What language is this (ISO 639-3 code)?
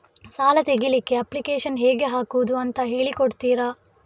kan